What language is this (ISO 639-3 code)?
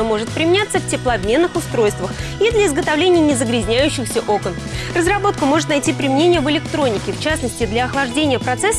rus